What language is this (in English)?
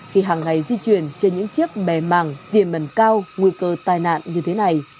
Vietnamese